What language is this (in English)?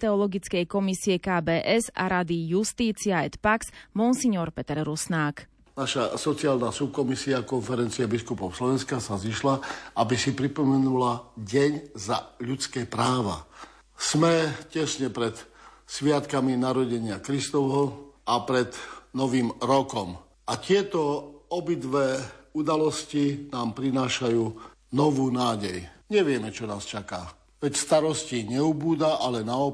Slovak